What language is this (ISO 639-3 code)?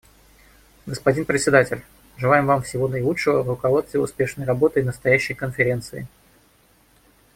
rus